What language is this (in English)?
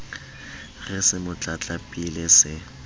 Southern Sotho